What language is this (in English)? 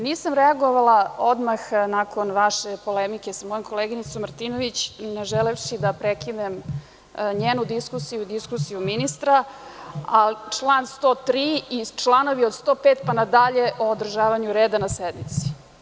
Serbian